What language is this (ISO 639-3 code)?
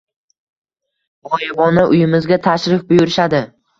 uzb